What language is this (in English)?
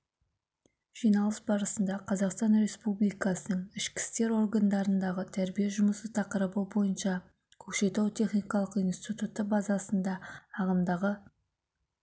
Kazakh